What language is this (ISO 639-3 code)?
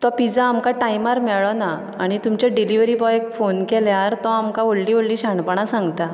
kok